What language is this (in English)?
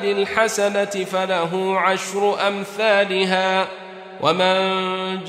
Arabic